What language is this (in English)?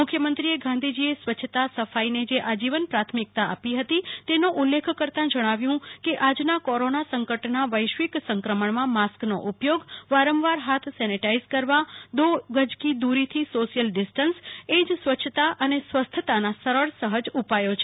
Gujarati